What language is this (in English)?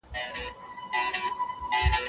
Pashto